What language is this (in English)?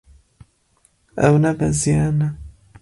Kurdish